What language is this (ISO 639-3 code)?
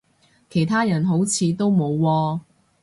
yue